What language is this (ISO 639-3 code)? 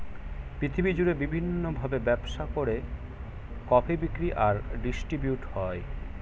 ben